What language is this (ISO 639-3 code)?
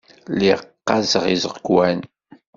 kab